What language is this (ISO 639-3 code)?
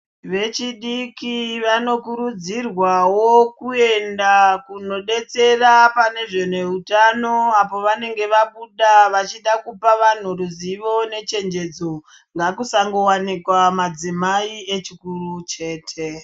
ndc